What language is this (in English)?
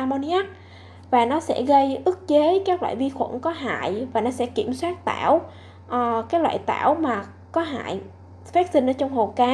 Vietnamese